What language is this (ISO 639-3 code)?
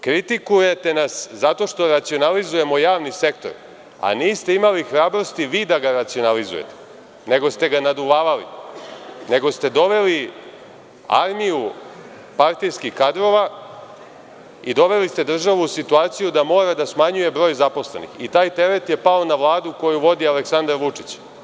srp